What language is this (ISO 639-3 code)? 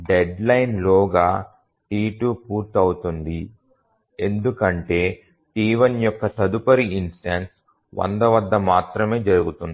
tel